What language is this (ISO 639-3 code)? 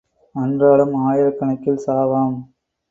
tam